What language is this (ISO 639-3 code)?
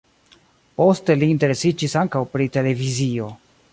epo